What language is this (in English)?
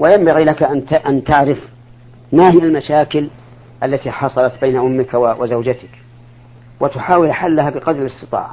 Arabic